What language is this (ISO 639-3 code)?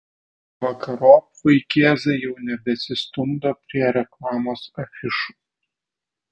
lit